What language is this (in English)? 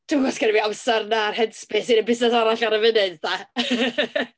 Welsh